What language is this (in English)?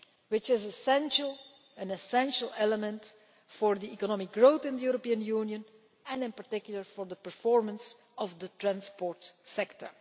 English